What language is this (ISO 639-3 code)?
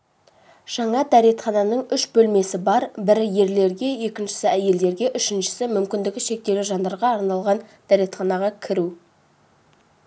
kaz